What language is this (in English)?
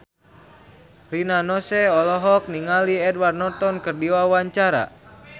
Sundanese